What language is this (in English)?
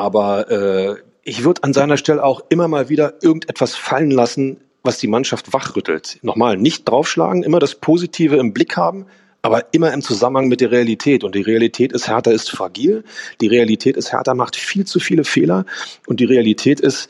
German